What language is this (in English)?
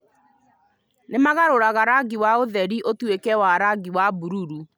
Kikuyu